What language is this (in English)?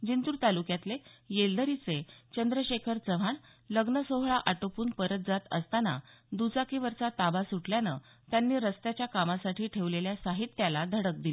Marathi